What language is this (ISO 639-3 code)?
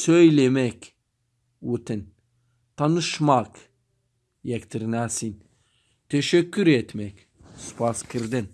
tur